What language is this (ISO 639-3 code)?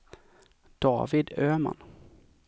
swe